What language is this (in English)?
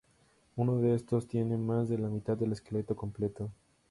Spanish